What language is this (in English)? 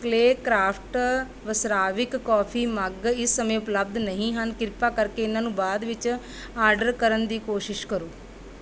Punjabi